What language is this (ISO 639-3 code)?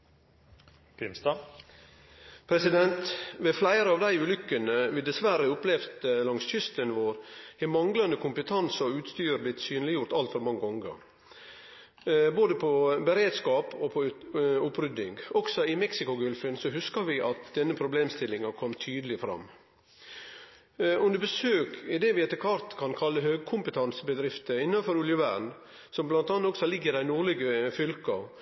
nor